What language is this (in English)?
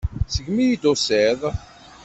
Kabyle